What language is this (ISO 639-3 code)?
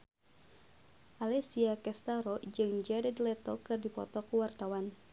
sun